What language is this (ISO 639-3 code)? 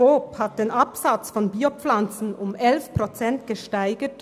gsw